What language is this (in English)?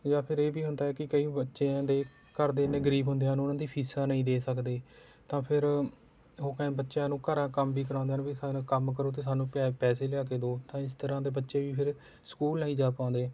Punjabi